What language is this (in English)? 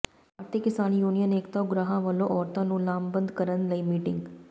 Punjabi